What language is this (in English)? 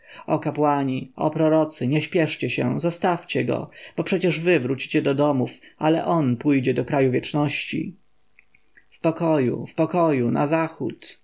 Polish